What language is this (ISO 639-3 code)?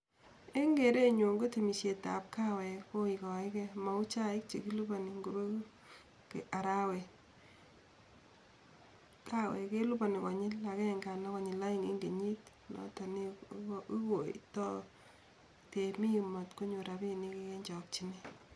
kln